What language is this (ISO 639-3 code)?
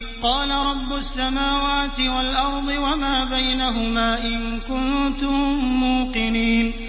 ara